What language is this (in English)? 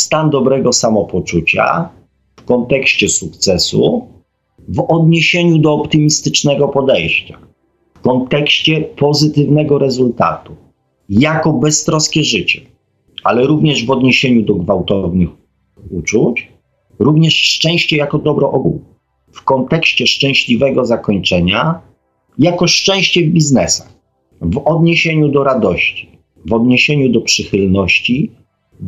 Polish